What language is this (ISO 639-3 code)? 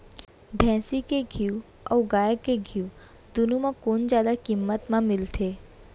hne